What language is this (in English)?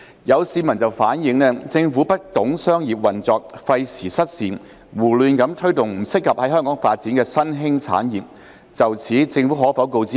Cantonese